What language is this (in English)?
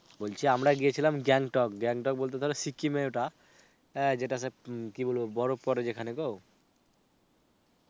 Bangla